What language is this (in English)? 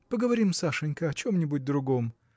Russian